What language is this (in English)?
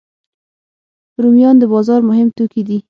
Pashto